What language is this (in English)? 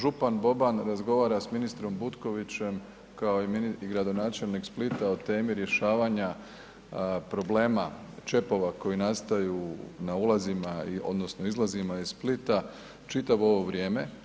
Croatian